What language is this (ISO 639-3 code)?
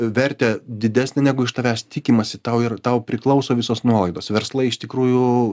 lit